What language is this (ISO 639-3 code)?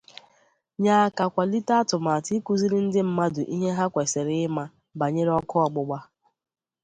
ibo